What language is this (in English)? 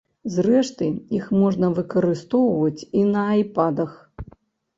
Belarusian